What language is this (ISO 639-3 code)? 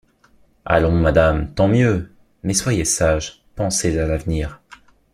fra